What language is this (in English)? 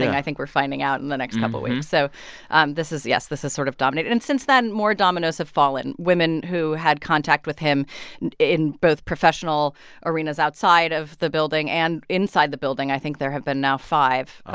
English